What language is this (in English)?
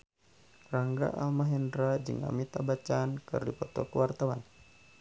Sundanese